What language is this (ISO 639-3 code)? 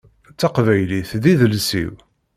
kab